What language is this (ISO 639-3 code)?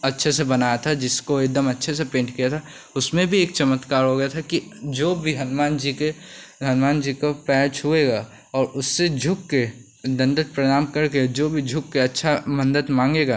hin